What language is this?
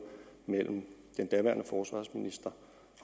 Danish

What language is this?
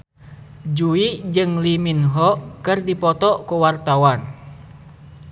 Sundanese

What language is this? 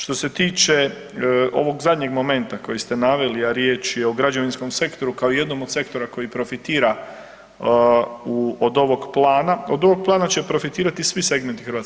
Croatian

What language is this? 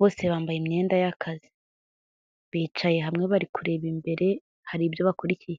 Kinyarwanda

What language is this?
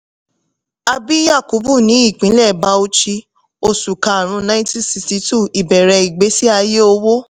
Yoruba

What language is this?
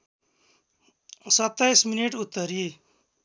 Nepali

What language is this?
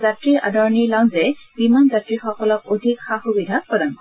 Assamese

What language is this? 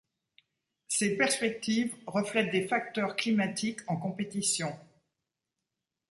French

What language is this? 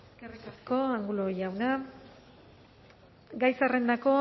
Basque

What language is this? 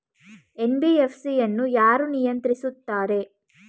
Kannada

